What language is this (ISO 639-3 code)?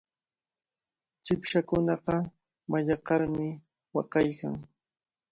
qvl